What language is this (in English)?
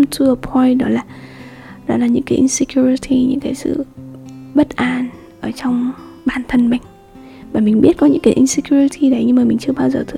Vietnamese